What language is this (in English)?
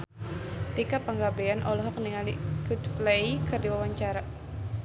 Sundanese